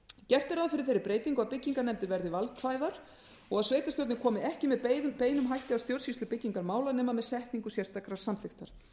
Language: Icelandic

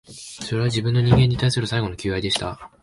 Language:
Japanese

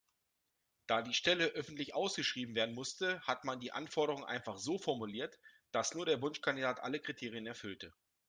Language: German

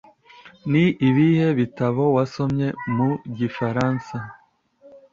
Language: Kinyarwanda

